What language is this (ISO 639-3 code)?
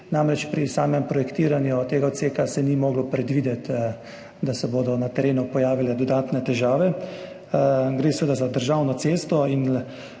slv